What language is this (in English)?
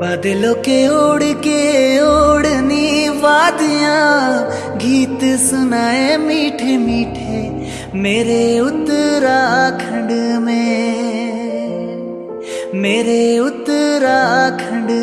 Hindi